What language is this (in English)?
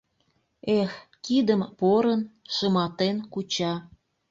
Mari